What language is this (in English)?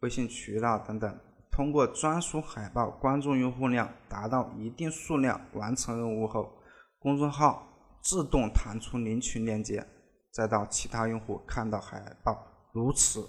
Chinese